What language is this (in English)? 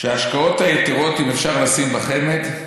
Hebrew